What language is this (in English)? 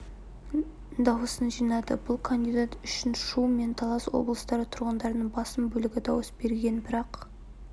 Kazakh